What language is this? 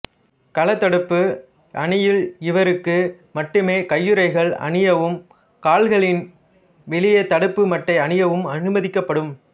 Tamil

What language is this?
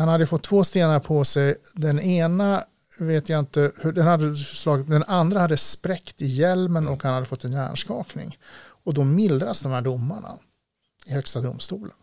Swedish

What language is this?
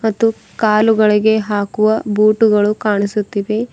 Kannada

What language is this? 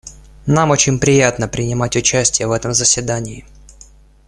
Russian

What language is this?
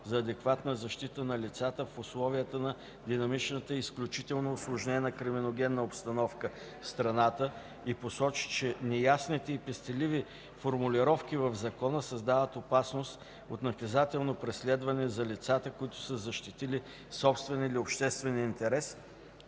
Bulgarian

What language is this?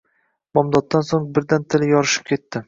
Uzbek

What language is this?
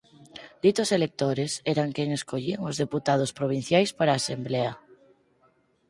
Galician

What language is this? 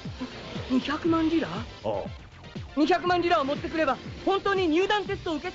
Japanese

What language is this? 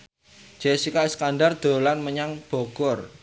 Javanese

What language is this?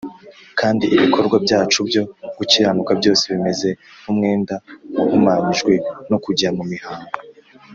Kinyarwanda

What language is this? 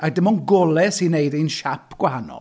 Welsh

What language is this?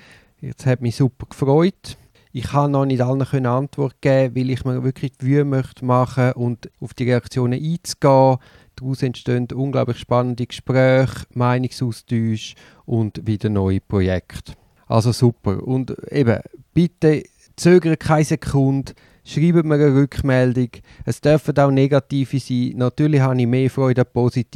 German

